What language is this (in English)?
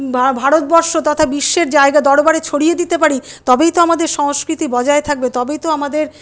Bangla